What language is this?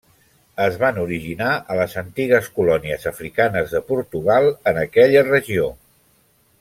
Catalan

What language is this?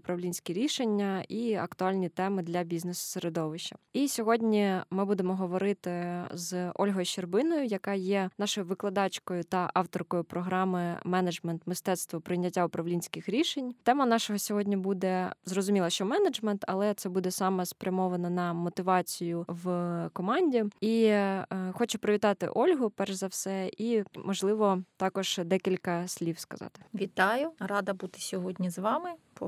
Ukrainian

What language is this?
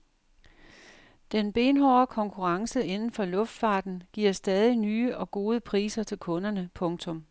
Danish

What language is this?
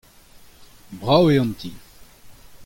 Breton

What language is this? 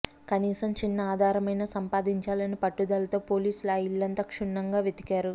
Telugu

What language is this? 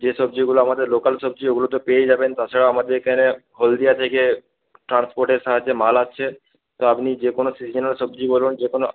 Bangla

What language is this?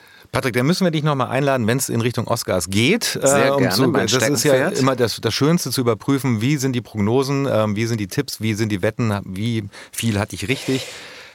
German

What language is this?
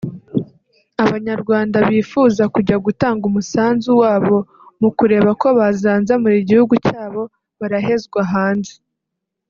Kinyarwanda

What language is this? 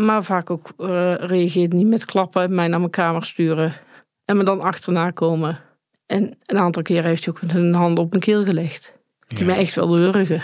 Dutch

